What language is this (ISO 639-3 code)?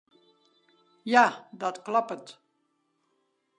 fry